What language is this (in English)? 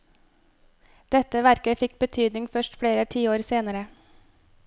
Norwegian